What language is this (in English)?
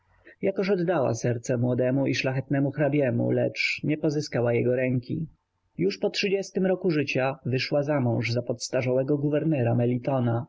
Polish